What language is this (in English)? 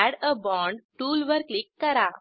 Marathi